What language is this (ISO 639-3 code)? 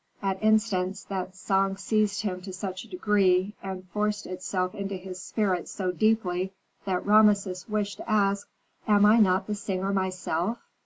eng